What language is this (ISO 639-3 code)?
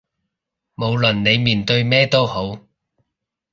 yue